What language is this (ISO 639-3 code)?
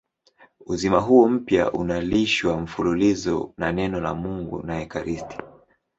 swa